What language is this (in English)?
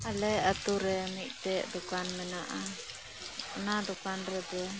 Santali